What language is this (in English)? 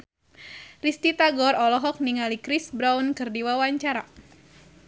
Sundanese